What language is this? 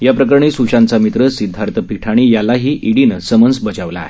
Marathi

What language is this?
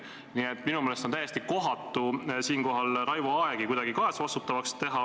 Estonian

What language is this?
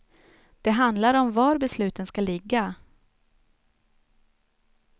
Swedish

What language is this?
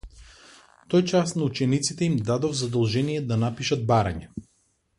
Macedonian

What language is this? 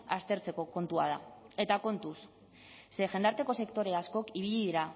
Basque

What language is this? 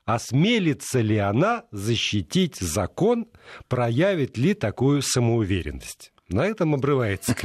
Russian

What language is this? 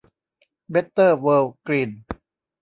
Thai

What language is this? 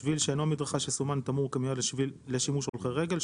Hebrew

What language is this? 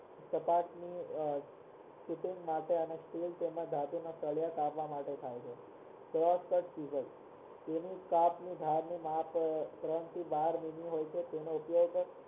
Gujarati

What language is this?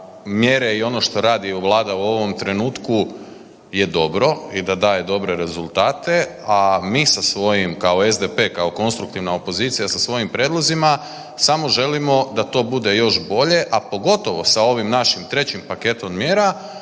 Croatian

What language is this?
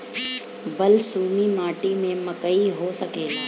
Bhojpuri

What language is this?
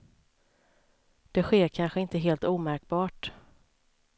Swedish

